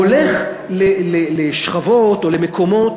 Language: Hebrew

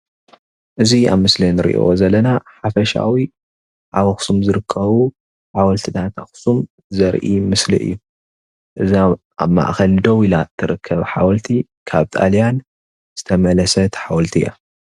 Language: Tigrinya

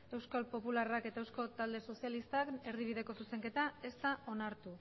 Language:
Basque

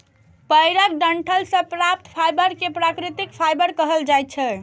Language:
Maithili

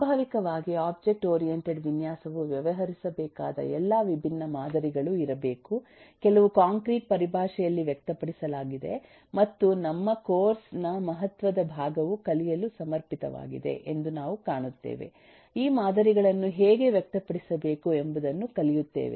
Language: Kannada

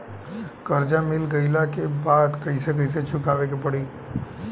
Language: Bhojpuri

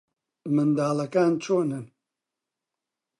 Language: Central Kurdish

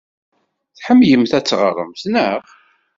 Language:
Kabyle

